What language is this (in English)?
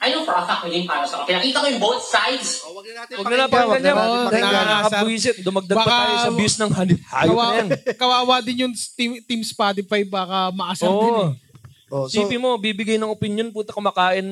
Filipino